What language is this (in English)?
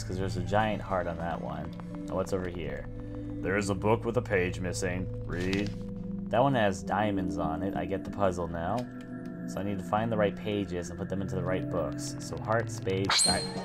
English